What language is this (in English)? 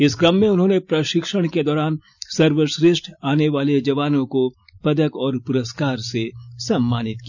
Hindi